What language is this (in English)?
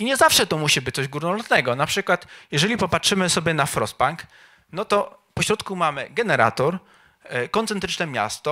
Polish